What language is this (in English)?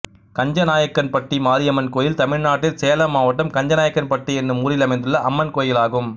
Tamil